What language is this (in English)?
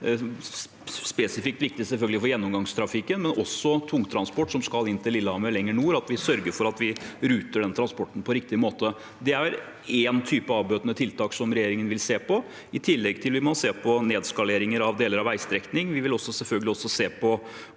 Norwegian